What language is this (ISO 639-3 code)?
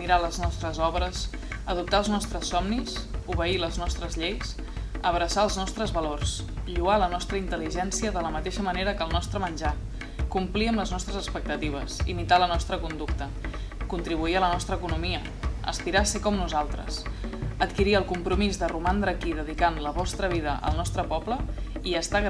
cat